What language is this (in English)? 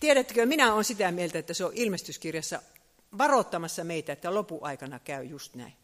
Finnish